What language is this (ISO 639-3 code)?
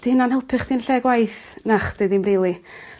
cym